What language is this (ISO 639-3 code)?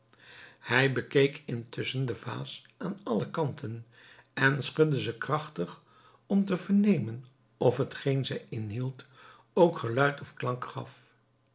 nld